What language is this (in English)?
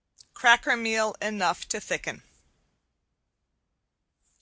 English